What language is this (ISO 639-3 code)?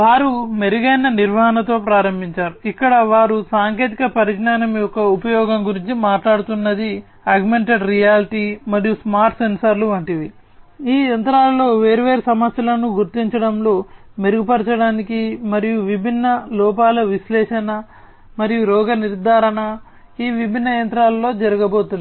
tel